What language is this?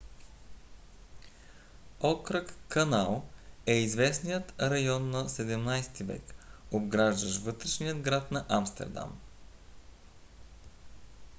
Bulgarian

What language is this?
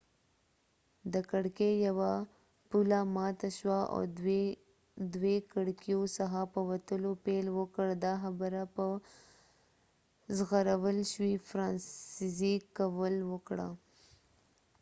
Pashto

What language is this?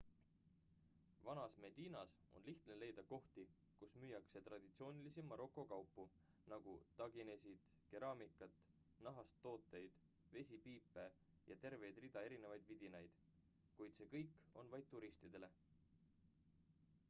Estonian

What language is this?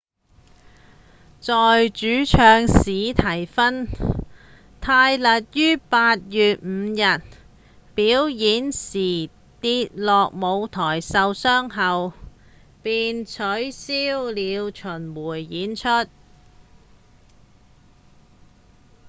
Cantonese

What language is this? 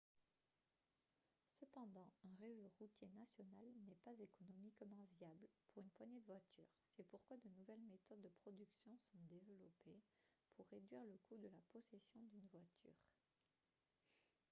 French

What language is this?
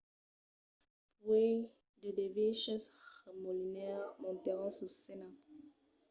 Occitan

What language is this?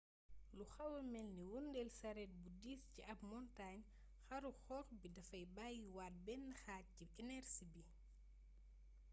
Wolof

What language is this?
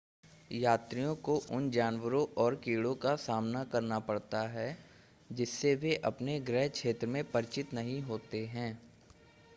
Hindi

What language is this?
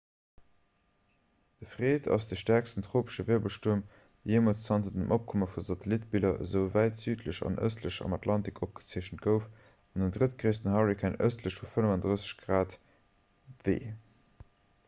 Luxembourgish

